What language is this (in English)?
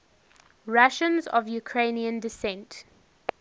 English